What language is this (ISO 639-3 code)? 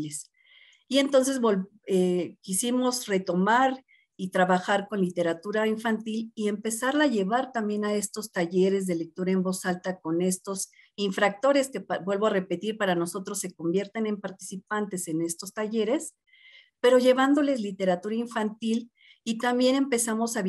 spa